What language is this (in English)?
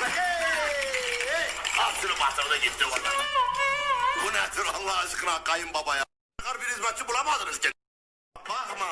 Turkish